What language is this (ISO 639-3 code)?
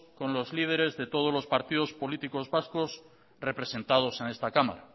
spa